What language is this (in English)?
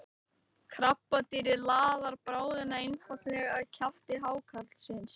Icelandic